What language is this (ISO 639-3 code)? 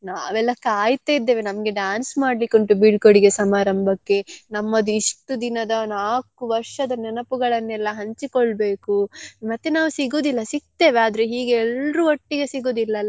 kan